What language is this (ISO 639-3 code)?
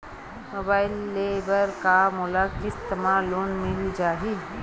hne